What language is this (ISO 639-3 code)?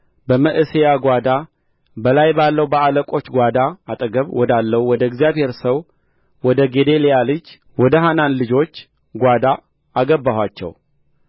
amh